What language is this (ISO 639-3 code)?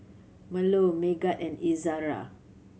eng